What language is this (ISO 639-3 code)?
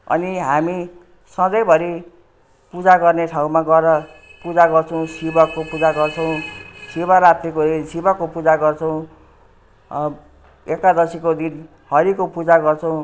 nep